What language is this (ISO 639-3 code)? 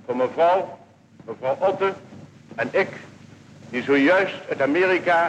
nld